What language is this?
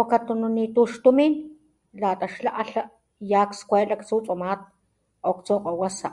Papantla Totonac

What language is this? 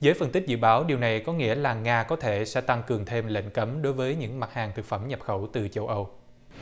Vietnamese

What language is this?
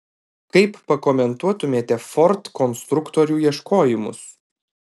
Lithuanian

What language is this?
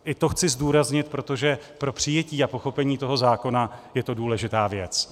Czech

